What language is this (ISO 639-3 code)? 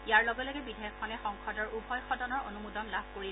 asm